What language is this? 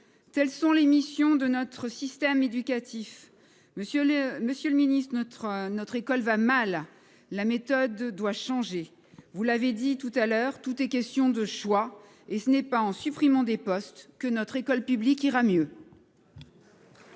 French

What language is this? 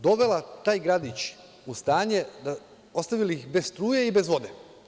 Serbian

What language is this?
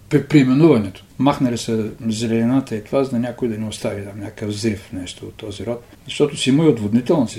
Bulgarian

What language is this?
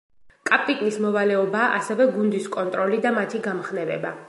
Georgian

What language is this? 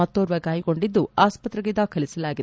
Kannada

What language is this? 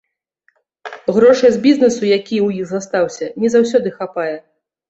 Belarusian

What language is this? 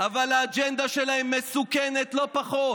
Hebrew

